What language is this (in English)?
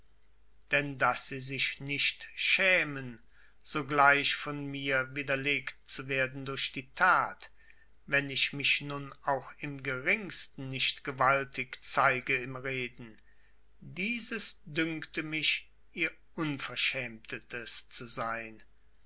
German